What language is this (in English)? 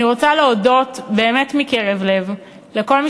Hebrew